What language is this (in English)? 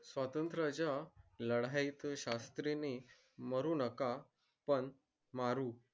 Marathi